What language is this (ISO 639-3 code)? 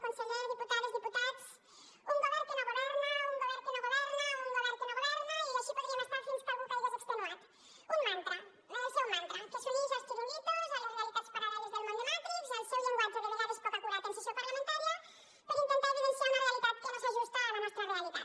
cat